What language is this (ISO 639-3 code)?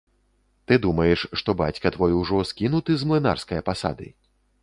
bel